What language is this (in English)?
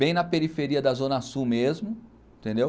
Portuguese